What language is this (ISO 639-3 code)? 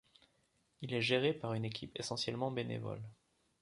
fra